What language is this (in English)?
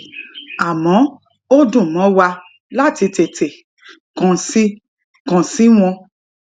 Yoruba